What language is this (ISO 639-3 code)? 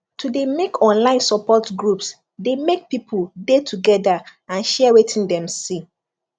pcm